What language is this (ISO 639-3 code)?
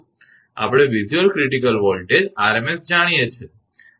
guj